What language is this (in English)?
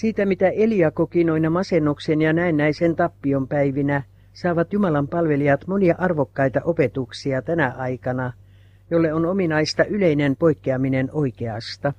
Finnish